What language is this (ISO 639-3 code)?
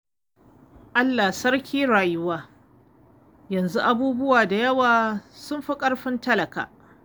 hau